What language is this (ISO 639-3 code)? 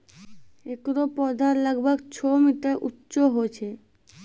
mai